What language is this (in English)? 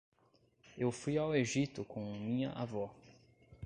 Portuguese